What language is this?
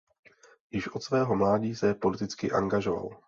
Czech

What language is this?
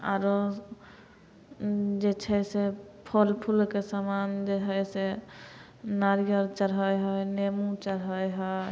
Maithili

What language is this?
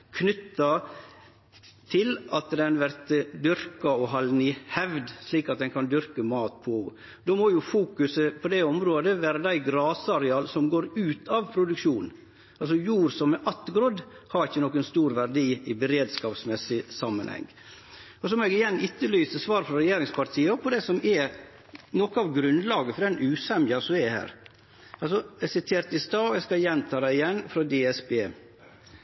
Norwegian Nynorsk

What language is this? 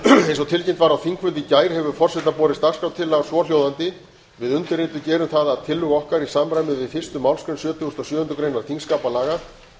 Icelandic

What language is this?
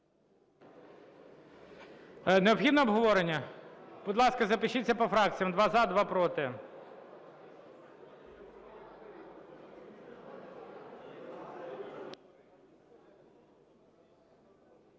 Ukrainian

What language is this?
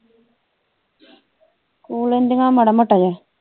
Punjabi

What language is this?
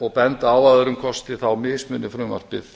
Icelandic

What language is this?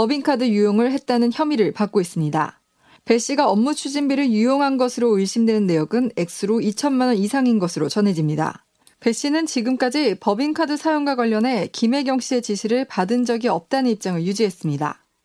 Korean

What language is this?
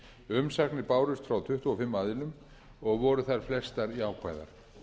Icelandic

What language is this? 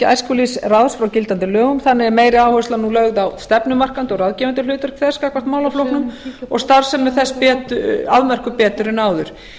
Icelandic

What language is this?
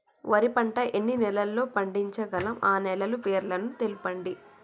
Telugu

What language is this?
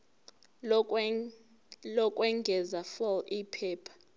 Zulu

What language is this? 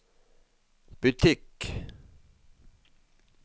Norwegian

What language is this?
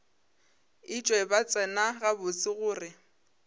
Northern Sotho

